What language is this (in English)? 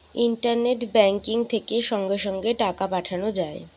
Bangla